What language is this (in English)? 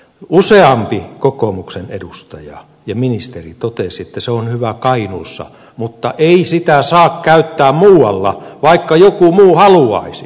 Finnish